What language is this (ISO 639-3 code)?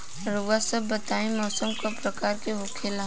bho